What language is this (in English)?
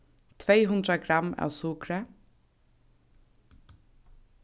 Faroese